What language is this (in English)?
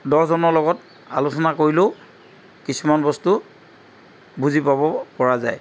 Assamese